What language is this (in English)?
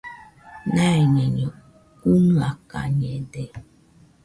Nüpode Huitoto